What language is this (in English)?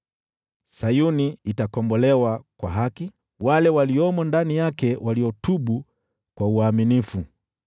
Swahili